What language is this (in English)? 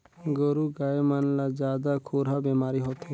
Chhattisgarhi